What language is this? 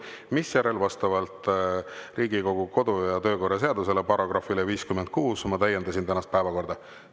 Estonian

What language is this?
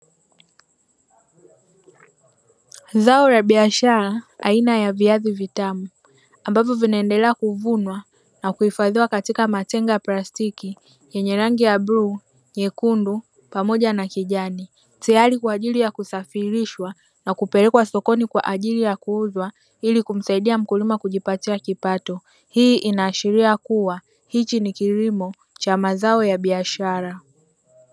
Swahili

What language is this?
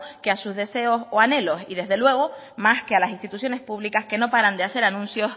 Spanish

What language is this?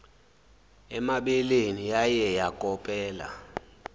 Zulu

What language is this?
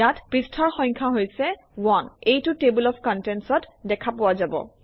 Assamese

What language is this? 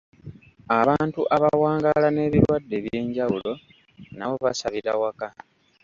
Ganda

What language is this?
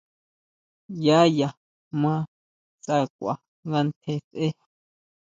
Huautla Mazatec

